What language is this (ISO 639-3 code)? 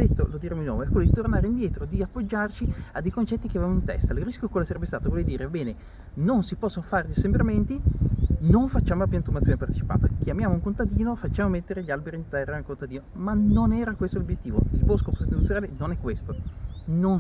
ita